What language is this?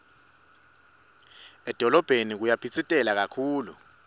Swati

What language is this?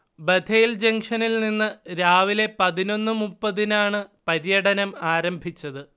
Malayalam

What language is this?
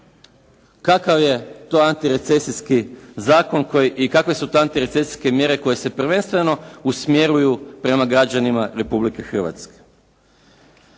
Croatian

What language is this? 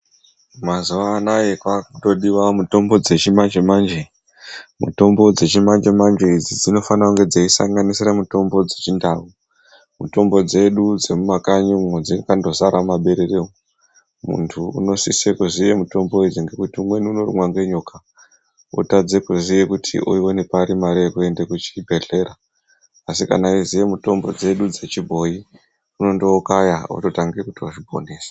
Ndau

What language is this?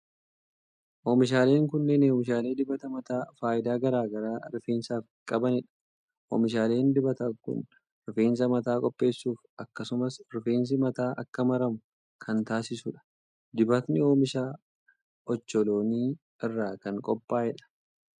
Oromo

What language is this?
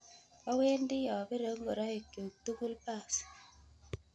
Kalenjin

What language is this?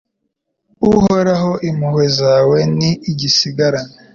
Kinyarwanda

